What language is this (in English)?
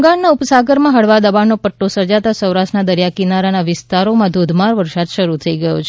Gujarati